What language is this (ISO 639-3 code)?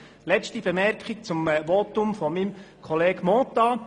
gsw